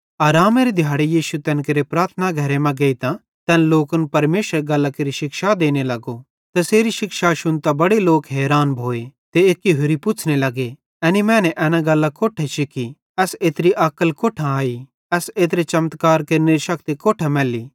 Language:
Bhadrawahi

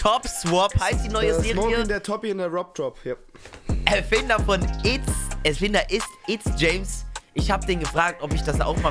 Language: German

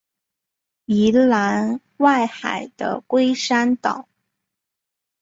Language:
Chinese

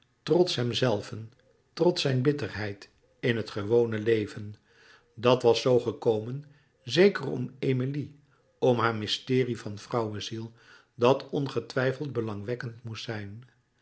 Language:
Dutch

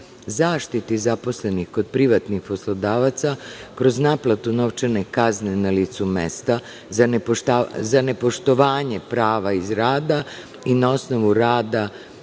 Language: Serbian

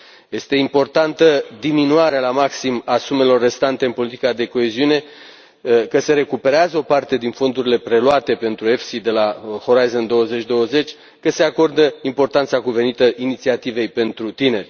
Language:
Romanian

